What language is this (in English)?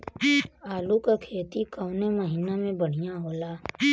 Bhojpuri